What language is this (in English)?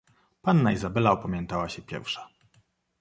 Polish